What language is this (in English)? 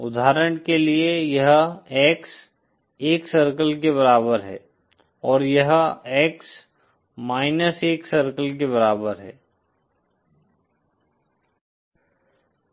Hindi